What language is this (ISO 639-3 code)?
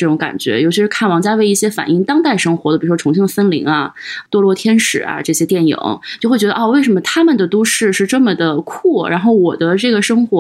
zho